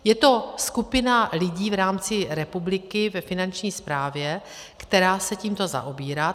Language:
Czech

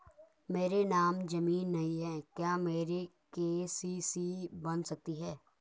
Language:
Hindi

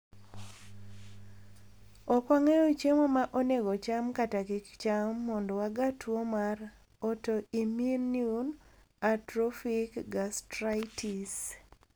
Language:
Luo (Kenya and Tanzania)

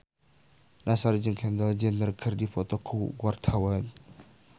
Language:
Sundanese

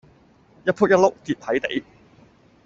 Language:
Cantonese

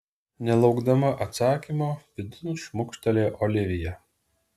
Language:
Lithuanian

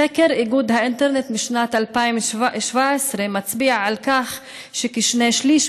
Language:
Hebrew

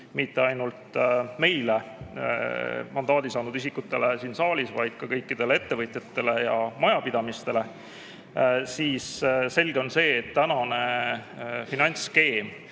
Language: Estonian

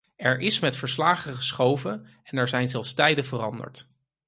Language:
Dutch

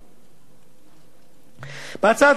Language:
Hebrew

